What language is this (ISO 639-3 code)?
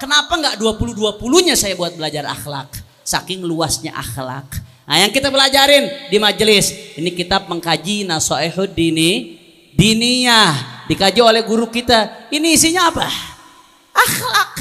ind